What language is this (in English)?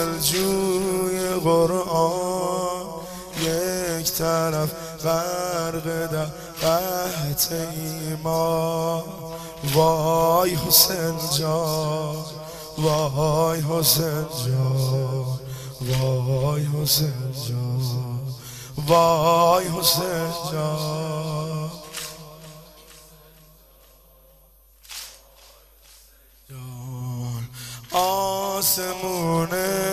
Persian